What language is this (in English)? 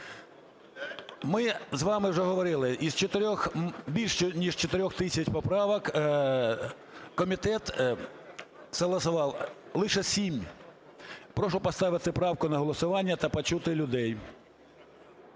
Ukrainian